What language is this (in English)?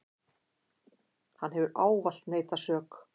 Icelandic